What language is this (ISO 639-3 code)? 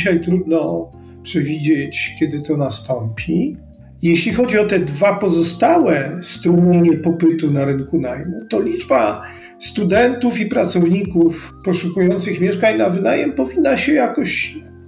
pol